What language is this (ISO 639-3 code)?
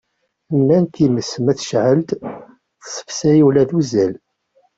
kab